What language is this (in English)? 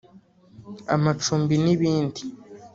Kinyarwanda